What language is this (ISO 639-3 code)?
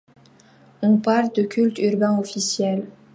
fra